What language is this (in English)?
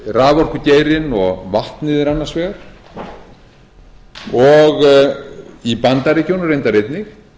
Icelandic